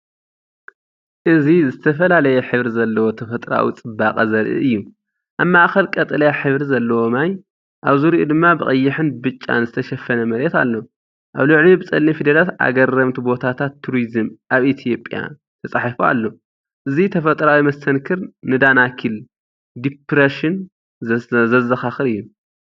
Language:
Tigrinya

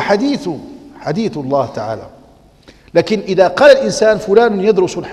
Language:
Arabic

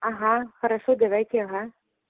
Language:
Russian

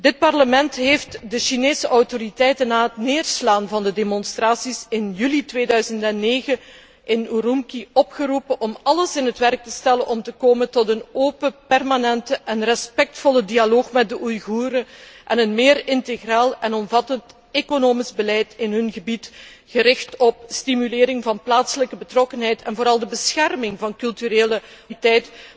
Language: Dutch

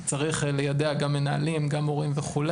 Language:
Hebrew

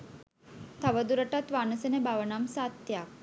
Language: Sinhala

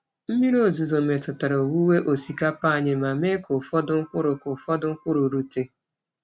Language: Igbo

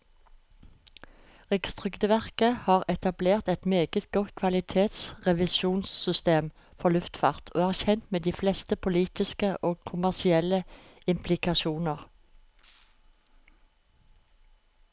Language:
Norwegian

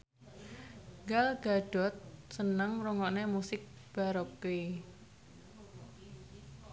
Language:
Javanese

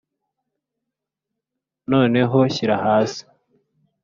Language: Kinyarwanda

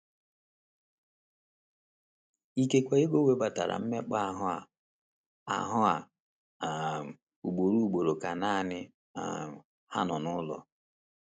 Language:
Igbo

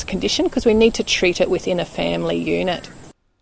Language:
Indonesian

